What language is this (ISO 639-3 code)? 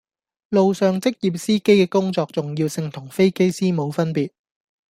yue